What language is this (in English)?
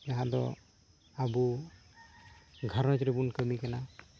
Santali